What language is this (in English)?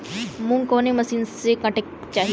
Bhojpuri